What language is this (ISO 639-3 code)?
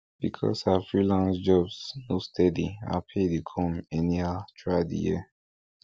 pcm